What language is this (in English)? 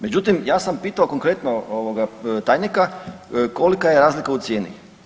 Croatian